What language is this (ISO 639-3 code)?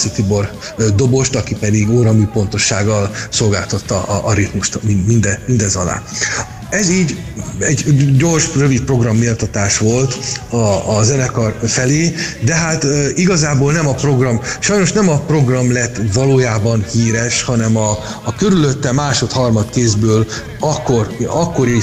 hun